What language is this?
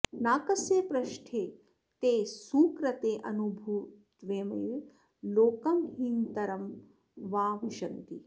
Sanskrit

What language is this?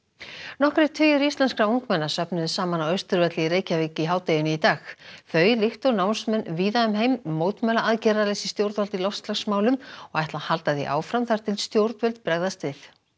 Icelandic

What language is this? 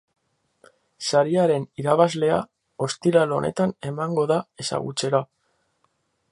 Basque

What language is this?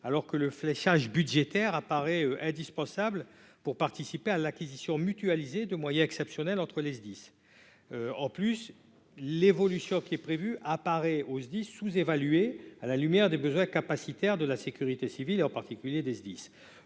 French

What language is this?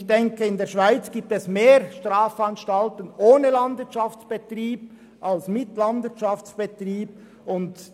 Swiss German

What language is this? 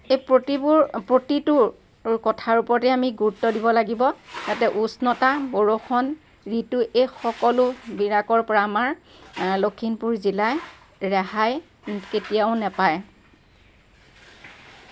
Assamese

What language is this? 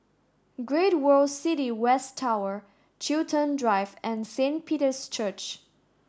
English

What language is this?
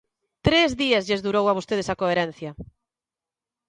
Galician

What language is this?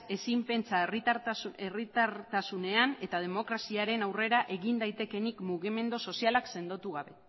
Basque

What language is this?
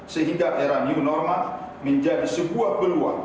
Indonesian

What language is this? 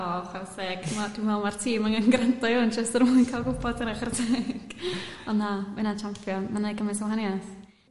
Welsh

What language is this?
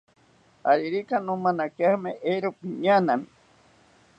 South Ucayali Ashéninka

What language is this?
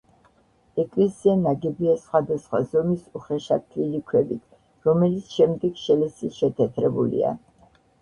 Georgian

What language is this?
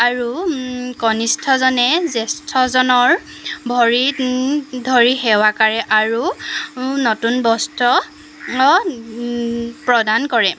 Assamese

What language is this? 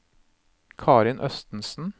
Norwegian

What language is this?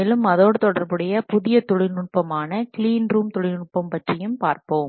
Tamil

